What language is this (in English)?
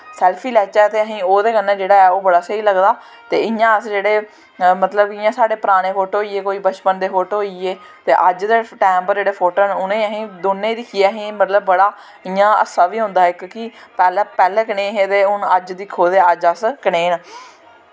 Dogri